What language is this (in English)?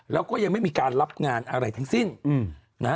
Thai